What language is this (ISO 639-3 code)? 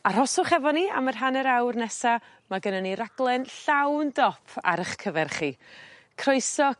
cym